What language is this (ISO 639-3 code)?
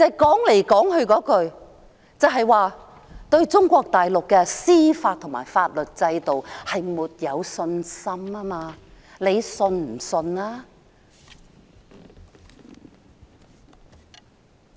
yue